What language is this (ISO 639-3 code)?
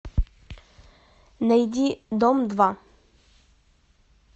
rus